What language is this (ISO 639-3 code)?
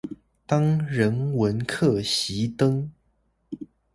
zho